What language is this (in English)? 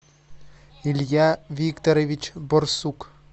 Russian